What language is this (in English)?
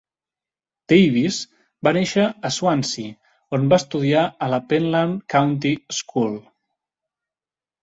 Catalan